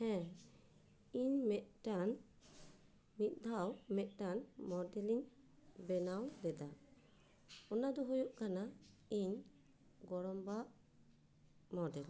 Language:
Santali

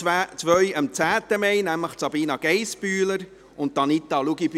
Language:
Swiss German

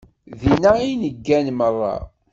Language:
Kabyle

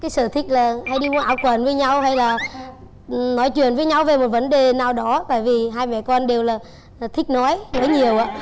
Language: Vietnamese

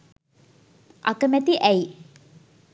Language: Sinhala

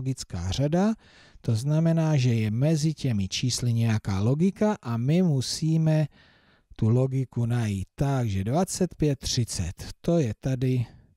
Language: Czech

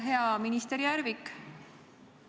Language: Estonian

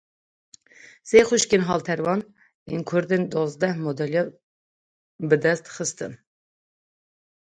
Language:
Kurdish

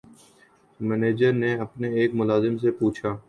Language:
Urdu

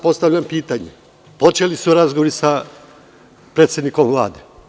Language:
Serbian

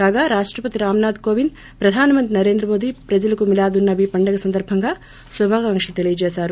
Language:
Telugu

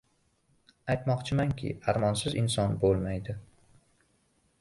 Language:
Uzbek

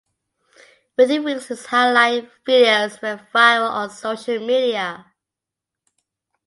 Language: English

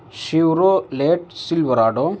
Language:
Urdu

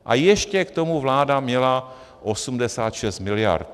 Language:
Czech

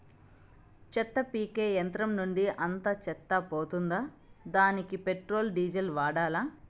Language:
Telugu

